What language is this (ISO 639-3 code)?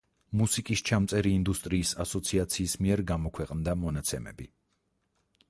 kat